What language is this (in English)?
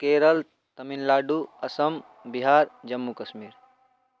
Maithili